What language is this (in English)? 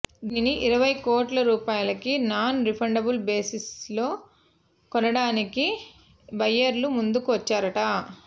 Telugu